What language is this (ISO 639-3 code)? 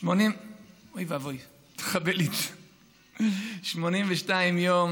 heb